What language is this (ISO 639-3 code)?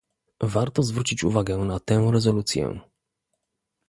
pol